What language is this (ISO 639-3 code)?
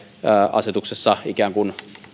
fin